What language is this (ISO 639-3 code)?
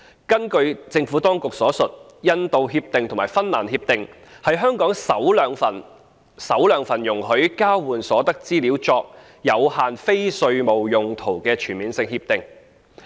yue